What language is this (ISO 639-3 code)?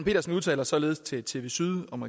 dan